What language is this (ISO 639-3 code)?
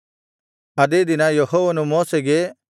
kan